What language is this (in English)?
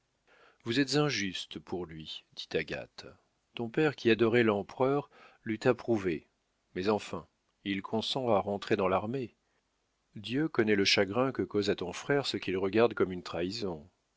French